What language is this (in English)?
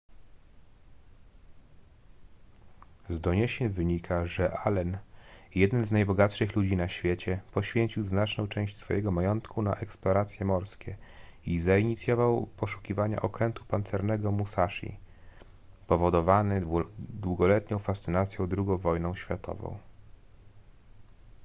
Polish